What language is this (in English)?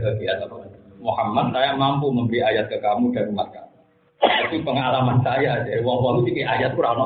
Indonesian